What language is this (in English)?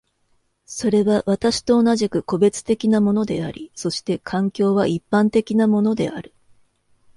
Japanese